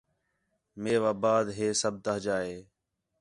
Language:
Khetrani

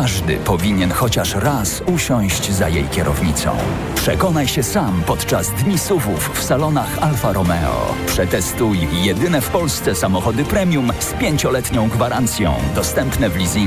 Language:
Polish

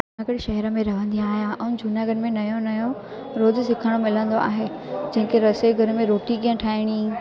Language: Sindhi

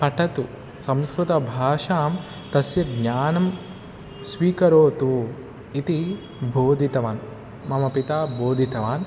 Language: Sanskrit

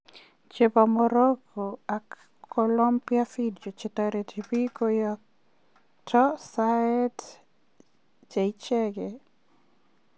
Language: Kalenjin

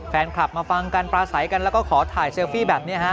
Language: Thai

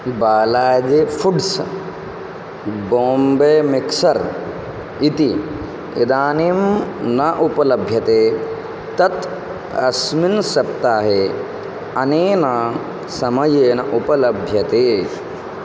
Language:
Sanskrit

